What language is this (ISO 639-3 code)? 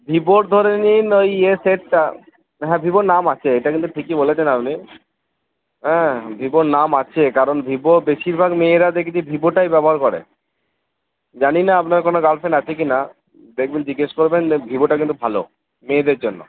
ben